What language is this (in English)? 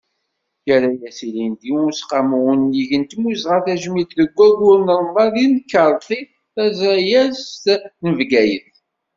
Kabyle